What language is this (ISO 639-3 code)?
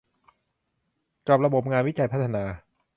tha